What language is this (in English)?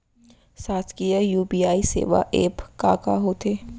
Chhattisgarhi